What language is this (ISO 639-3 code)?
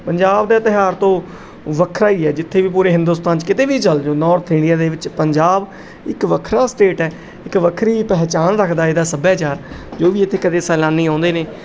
pan